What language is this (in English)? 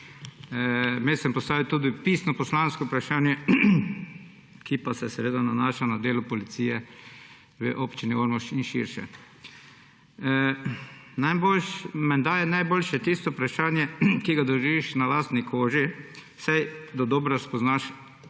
Slovenian